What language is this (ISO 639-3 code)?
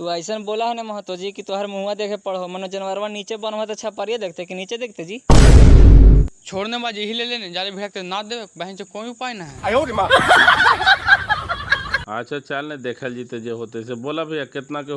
hin